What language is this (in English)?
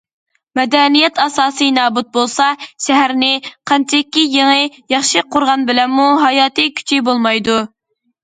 Uyghur